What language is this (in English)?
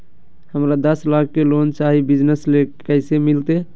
Magahi